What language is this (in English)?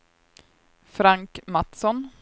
Swedish